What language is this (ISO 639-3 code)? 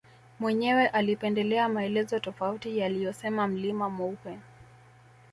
swa